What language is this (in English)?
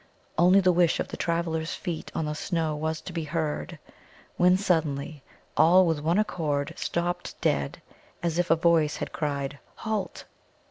English